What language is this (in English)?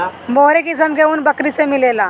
Bhojpuri